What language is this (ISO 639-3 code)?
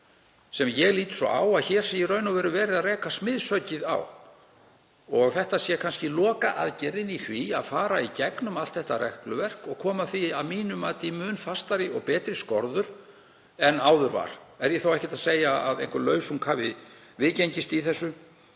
isl